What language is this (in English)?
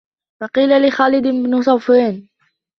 Arabic